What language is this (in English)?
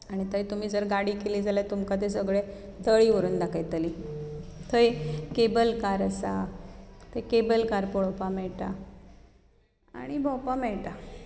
Konkani